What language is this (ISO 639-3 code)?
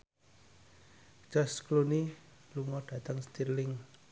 jav